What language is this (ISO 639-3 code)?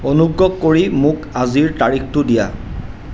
asm